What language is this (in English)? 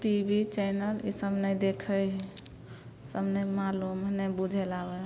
Maithili